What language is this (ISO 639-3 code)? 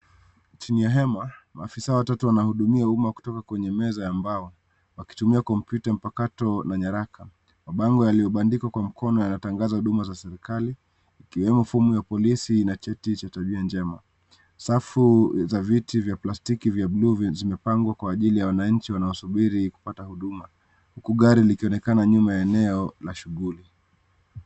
swa